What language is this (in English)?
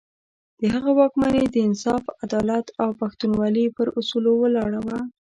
Pashto